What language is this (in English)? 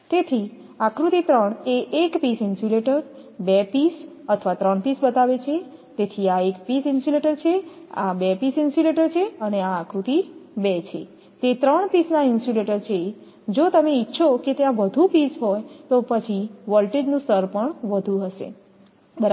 Gujarati